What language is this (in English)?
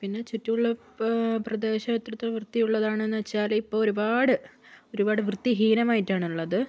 Malayalam